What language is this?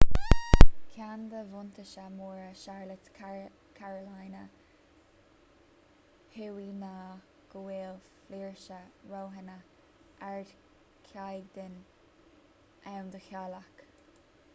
Irish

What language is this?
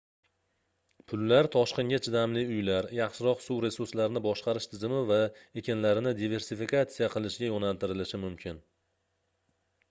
Uzbek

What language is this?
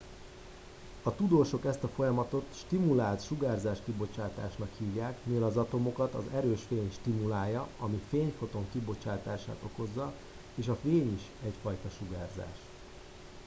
Hungarian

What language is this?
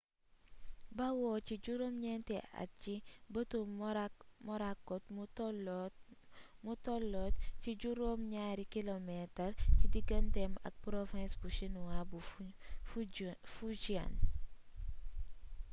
Wolof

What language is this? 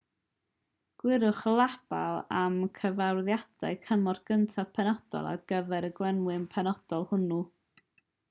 Welsh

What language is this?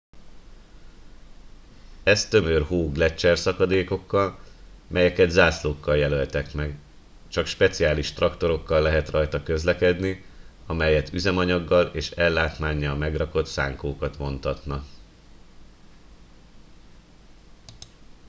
Hungarian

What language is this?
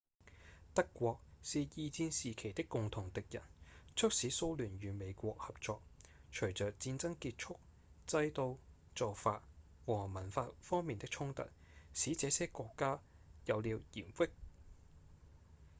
Cantonese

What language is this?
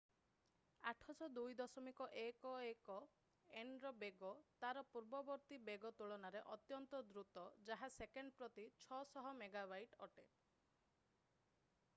Odia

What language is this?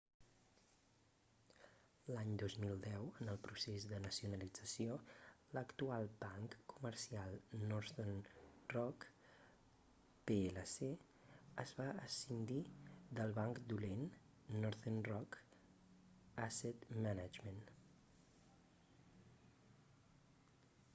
Catalan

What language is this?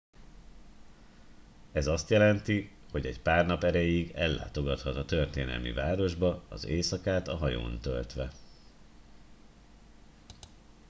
Hungarian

